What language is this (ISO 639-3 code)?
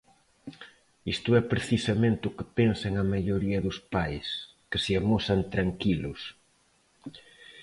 glg